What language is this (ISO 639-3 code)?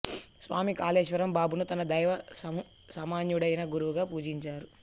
tel